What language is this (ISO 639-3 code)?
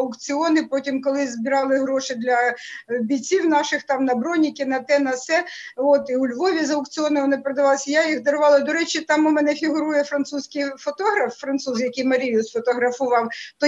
ukr